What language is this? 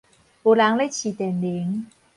Min Nan Chinese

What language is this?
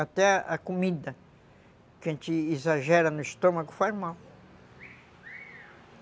Portuguese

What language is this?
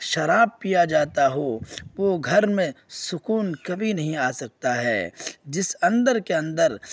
Urdu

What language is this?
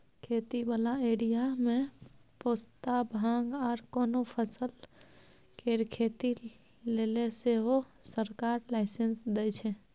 Maithili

